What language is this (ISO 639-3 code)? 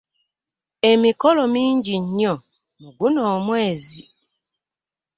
lug